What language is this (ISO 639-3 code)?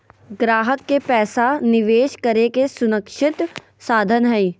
mag